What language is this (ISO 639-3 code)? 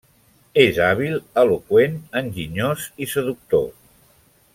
cat